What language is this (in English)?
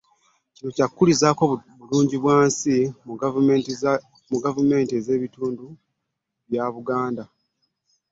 Ganda